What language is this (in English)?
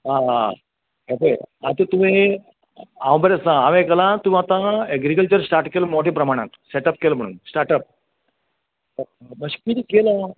Konkani